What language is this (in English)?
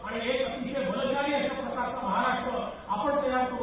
Marathi